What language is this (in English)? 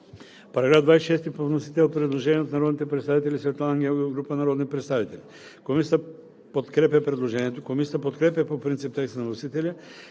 Bulgarian